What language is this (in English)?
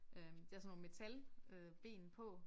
Danish